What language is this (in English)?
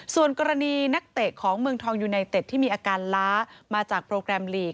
Thai